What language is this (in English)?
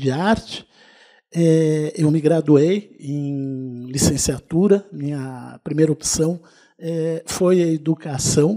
Portuguese